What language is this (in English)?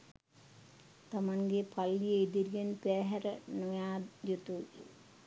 Sinhala